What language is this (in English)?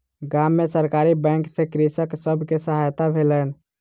Maithili